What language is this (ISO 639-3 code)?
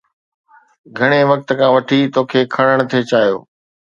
snd